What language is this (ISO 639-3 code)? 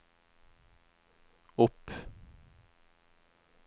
nor